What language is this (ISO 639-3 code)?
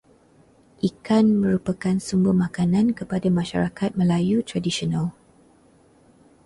msa